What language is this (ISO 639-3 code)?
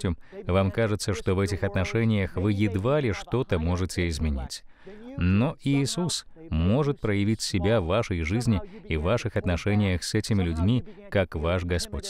rus